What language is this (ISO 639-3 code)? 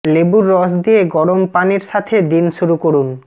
ben